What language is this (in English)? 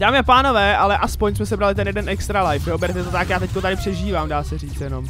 Czech